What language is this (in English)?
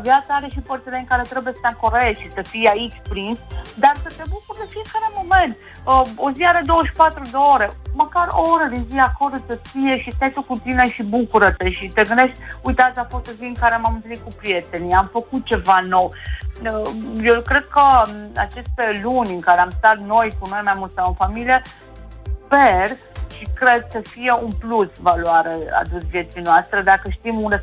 Romanian